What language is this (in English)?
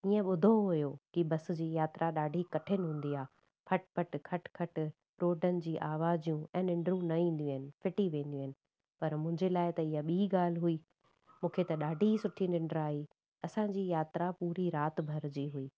Sindhi